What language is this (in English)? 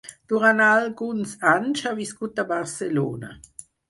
Catalan